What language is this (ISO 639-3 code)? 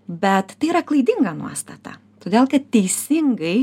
lit